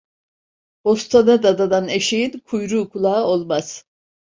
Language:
Turkish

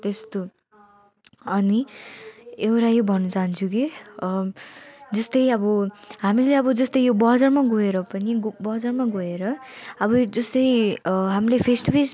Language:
Nepali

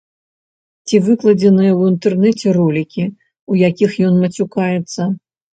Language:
Belarusian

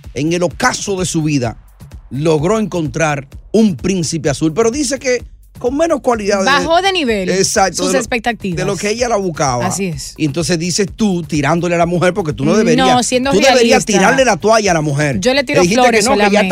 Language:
Spanish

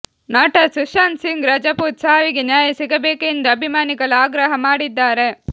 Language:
Kannada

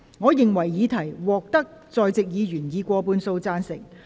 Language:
Cantonese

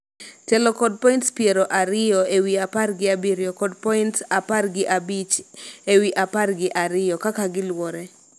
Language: Luo (Kenya and Tanzania)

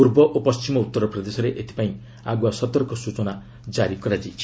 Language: Odia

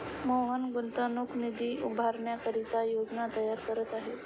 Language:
Marathi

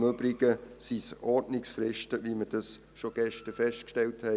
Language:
Swiss German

